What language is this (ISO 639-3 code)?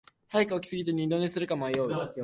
jpn